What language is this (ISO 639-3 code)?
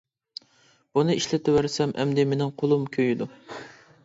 uig